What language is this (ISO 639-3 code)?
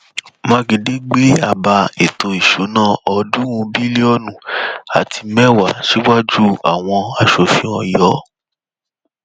yor